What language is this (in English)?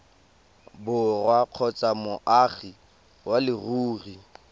Tswana